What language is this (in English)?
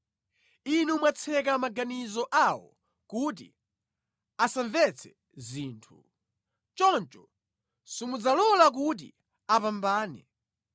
Nyanja